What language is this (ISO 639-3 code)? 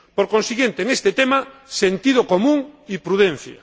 spa